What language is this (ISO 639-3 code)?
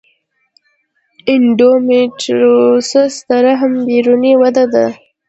pus